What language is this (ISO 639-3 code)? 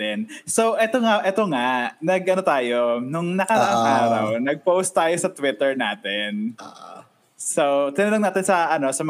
fil